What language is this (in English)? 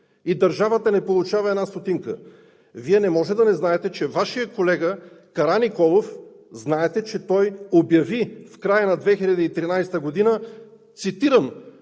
Bulgarian